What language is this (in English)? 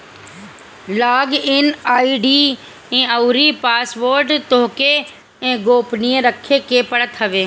Bhojpuri